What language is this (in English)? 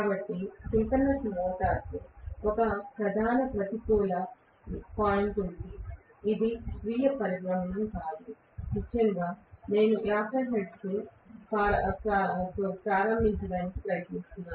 Telugu